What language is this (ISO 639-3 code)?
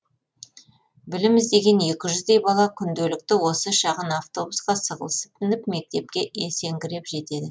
kaz